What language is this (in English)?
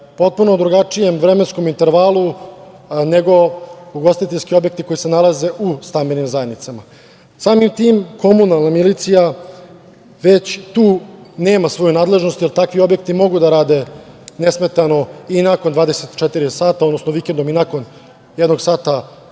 Serbian